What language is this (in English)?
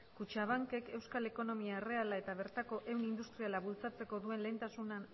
Basque